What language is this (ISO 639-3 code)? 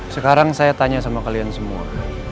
ind